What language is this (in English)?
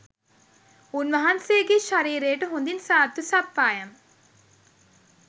Sinhala